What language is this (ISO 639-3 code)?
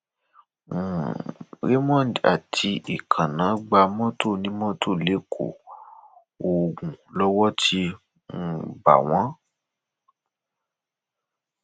yor